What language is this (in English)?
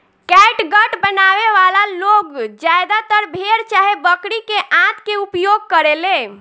Bhojpuri